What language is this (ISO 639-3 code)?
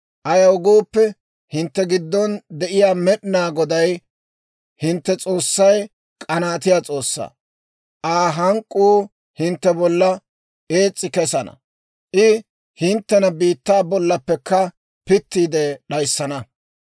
dwr